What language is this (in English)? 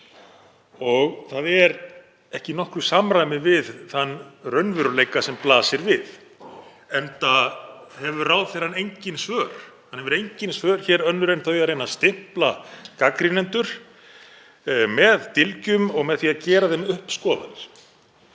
Icelandic